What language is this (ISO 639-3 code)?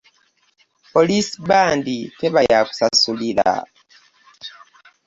lug